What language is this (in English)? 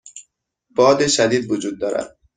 Persian